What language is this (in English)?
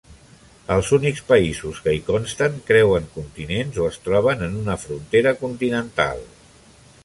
Catalan